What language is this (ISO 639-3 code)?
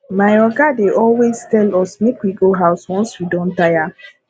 pcm